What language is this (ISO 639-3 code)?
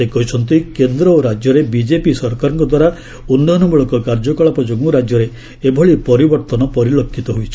ori